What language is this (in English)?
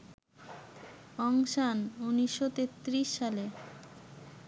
Bangla